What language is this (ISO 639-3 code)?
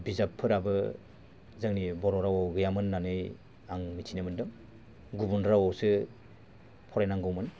brx